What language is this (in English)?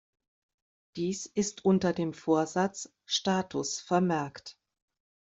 German